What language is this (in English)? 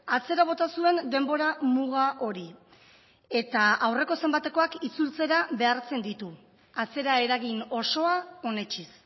Basque